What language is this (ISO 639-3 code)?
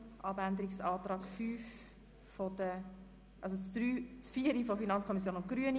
gsw